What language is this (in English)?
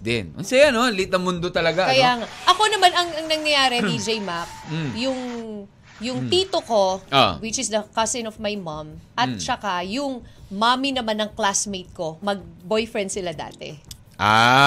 Filipino